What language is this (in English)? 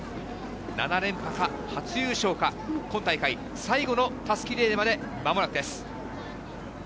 Japanese